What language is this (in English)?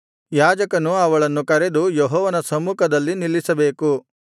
Kannada